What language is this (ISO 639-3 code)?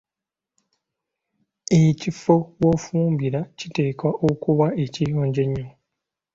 lug